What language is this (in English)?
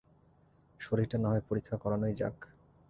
Bangla